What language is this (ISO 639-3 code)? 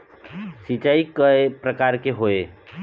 hne